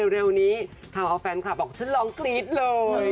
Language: Thai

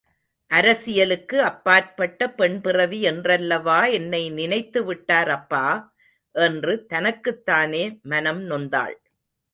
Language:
Tamil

